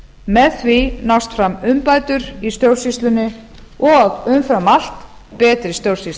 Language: Icelandic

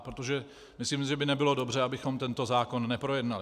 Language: Czech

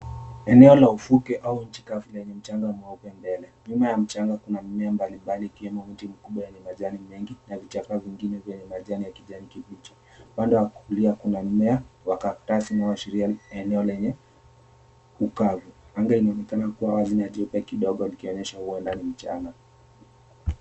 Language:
Swahili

